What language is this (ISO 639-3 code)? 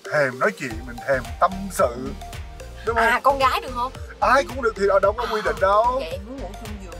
vie